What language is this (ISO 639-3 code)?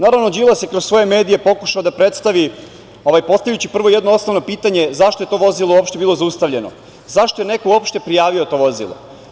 srp